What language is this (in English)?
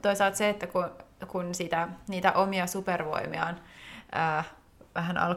Finnish